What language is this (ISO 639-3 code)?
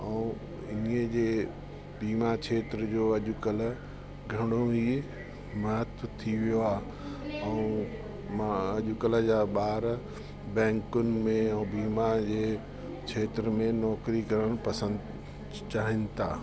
snd